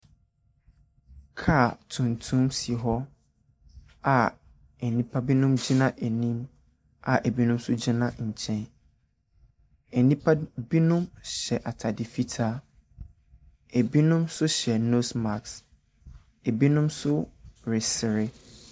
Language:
Akan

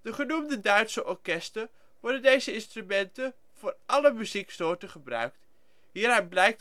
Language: Dutch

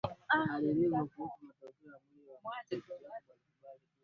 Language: Swahili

